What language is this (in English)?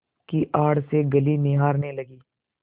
Hindi